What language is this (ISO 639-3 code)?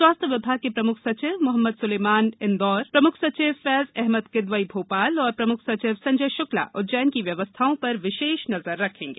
hin